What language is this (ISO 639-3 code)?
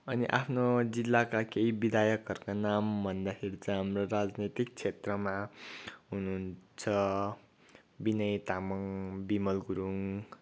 nep